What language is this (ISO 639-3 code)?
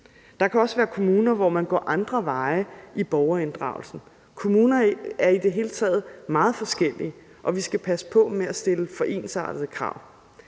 dan